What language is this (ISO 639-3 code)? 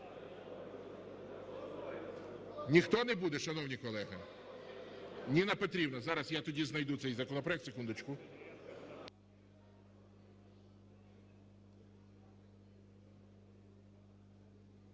ukr